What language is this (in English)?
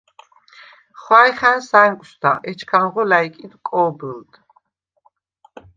Svan